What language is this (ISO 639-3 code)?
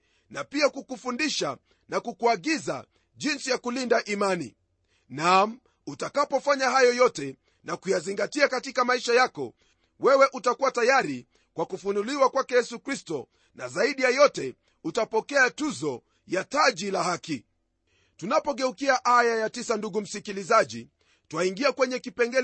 swa